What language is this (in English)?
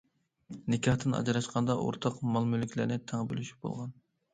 Uyghur